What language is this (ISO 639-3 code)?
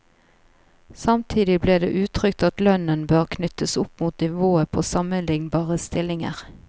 nor